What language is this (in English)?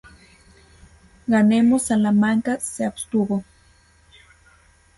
Spanish